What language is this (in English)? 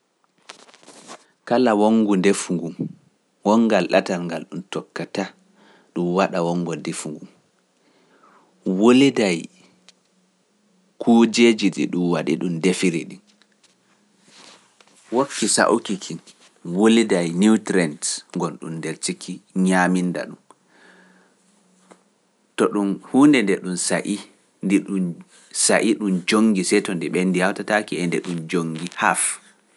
Pular